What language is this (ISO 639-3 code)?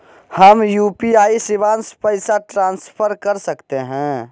mag